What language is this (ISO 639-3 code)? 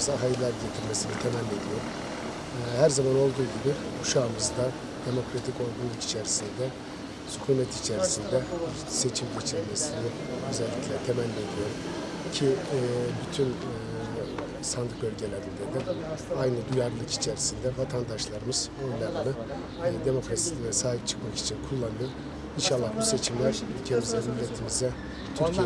tur